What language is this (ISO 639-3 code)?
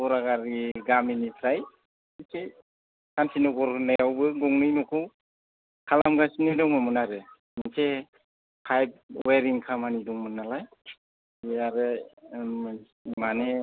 brx